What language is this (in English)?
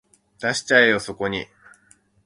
Japanese